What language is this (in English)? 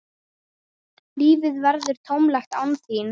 Icelandic